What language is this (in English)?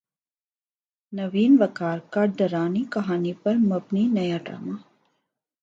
Urdu